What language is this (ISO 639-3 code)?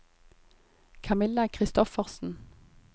nor